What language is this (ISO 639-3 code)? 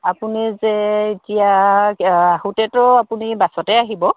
asm